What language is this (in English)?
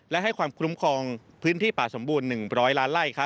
Thai